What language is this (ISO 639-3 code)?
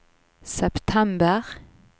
nor